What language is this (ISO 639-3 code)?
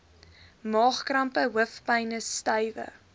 afr